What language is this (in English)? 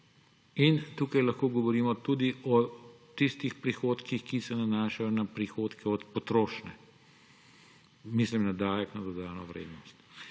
Slovenian